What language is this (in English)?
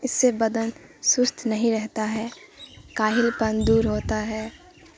Urdu